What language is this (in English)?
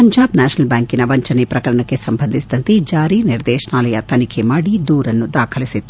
Kannada